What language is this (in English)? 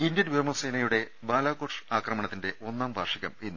Malayalam